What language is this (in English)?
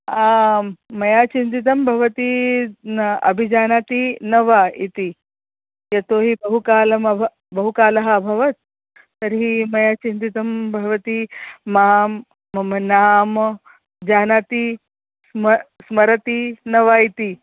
Sanskrit